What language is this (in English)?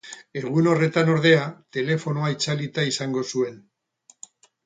Basque